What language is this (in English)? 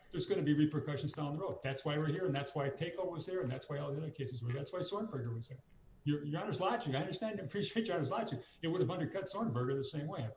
English